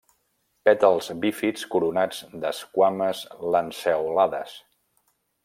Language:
Catalan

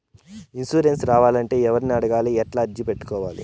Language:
Telugu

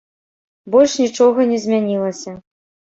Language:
Belarusian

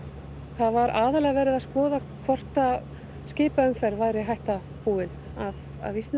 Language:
Icelandic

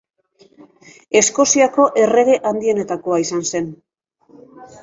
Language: Basque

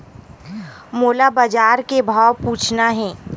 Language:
Chhattisgarhi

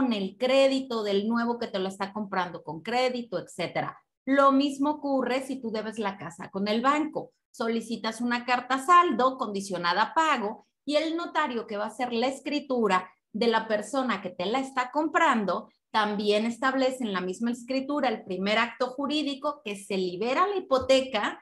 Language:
Spanish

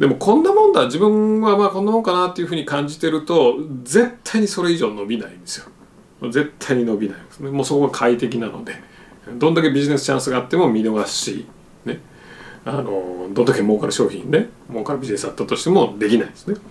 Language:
Japanese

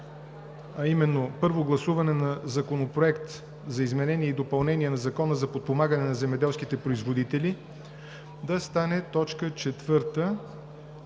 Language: Bulgarian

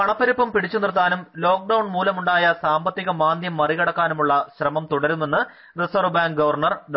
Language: Malayalam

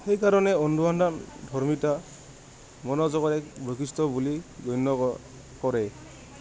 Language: Assamese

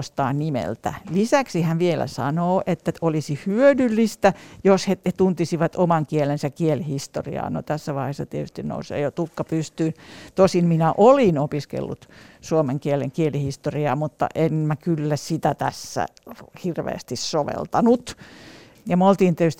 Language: Finnish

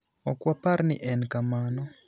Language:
Luo (Kenya and Tanzania)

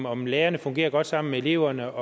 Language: Danish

